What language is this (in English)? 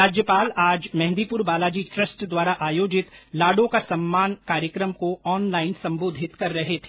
Hindi